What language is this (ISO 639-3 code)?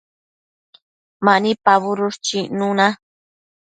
mcf